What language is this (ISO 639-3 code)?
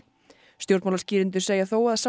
isl